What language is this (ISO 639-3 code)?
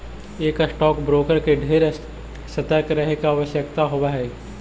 mag